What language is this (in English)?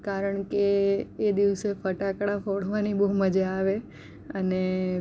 Gujarati